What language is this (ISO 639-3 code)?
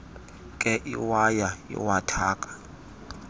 xho